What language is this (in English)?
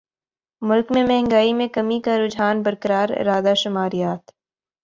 Urdu